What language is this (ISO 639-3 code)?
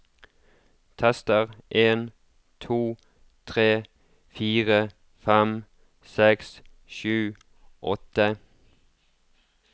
nor